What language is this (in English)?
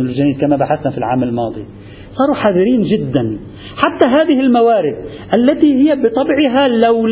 Arabic